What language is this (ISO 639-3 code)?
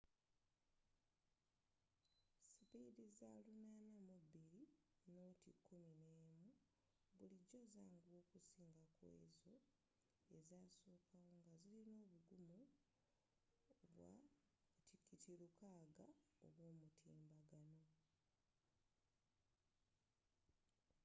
lug